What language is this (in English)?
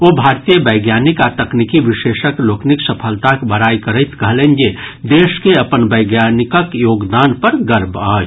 Maithili